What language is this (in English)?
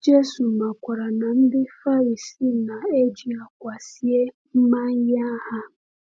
Igbo